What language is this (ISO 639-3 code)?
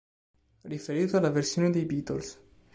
ita